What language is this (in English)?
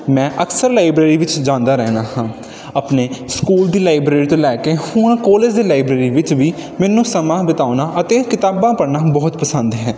Punjabi